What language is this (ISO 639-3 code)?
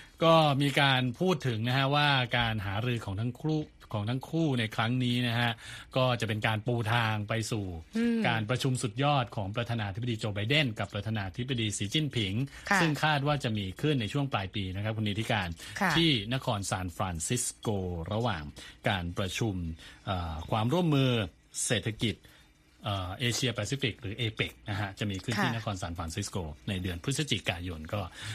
tha